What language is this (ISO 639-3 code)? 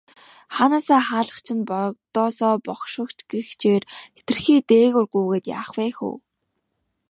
mon